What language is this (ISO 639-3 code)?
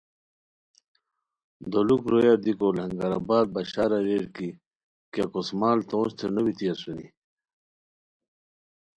khw